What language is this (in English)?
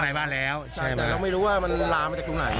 Thai